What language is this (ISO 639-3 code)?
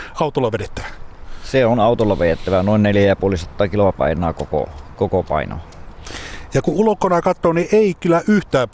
fin